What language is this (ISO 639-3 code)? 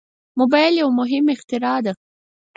pus